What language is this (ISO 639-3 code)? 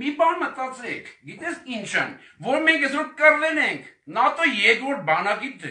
tur